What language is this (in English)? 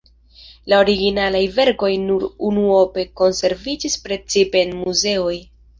Esperanto